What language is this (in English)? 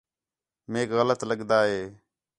Khetrani